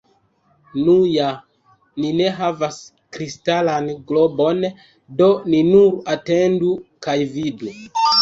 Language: Esperanto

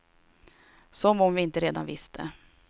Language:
Swedish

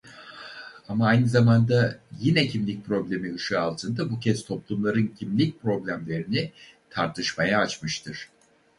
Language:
Turkish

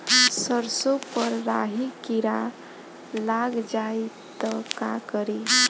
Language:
Bhojpuri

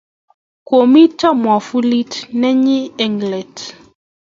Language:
Kalenjin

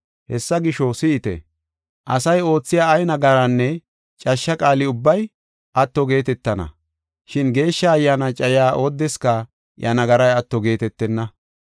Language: Gofa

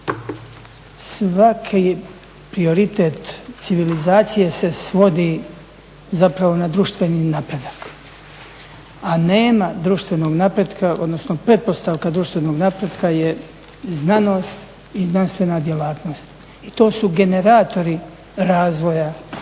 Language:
Croatian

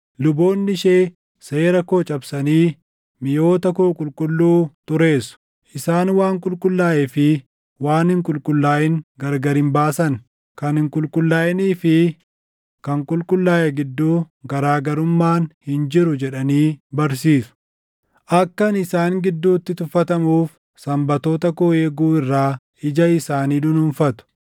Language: Oromo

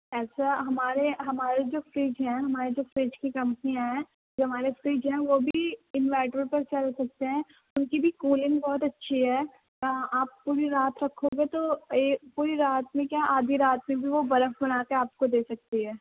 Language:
Urdu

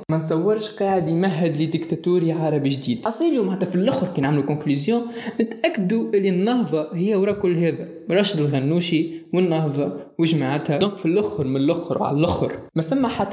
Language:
Arabic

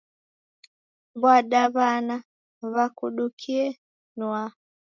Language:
Taita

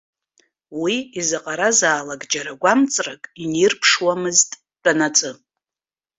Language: Abkhazian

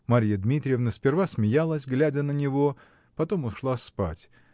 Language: Russian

